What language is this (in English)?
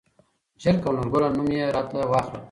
Pashto